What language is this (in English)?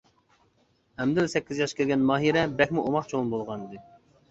Uyghur